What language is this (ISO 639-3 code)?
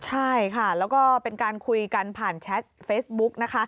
tha